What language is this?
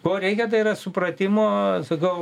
Lithuanian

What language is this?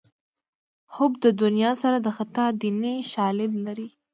Pashto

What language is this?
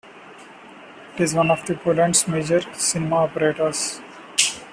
English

